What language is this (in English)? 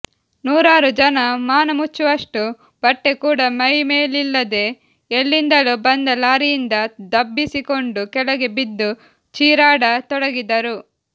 Kannada